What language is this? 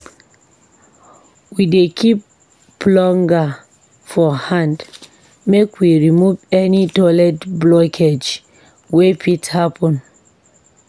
Nigerian Pidgin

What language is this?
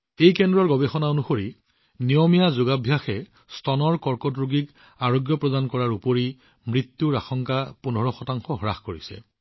Assamese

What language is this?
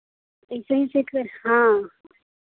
Hindi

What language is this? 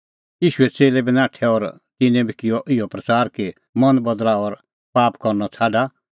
Kullu Pahari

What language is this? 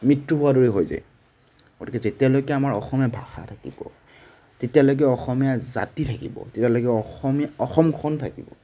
Assamese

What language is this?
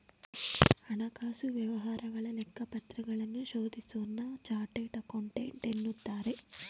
Kannada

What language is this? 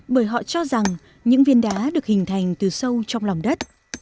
Vietnamese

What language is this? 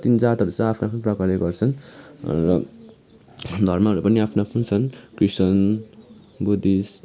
Nepali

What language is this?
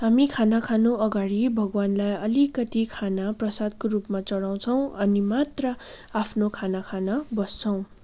Nepali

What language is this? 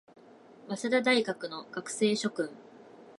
Japanese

